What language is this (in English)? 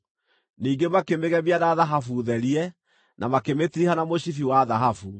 Kikuyu